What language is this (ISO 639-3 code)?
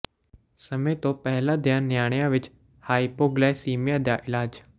pan